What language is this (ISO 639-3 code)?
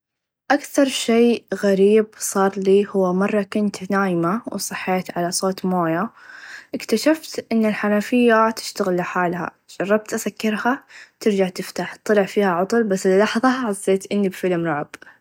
ars